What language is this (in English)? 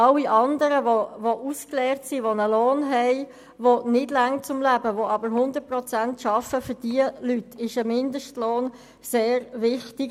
Swiss German